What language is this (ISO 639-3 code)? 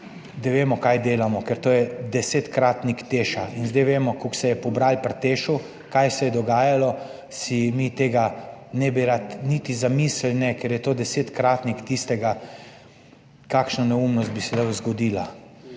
slv